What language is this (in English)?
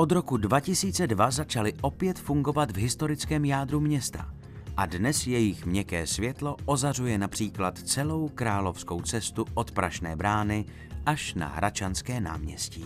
Czech